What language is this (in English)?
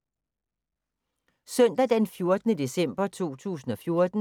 Danish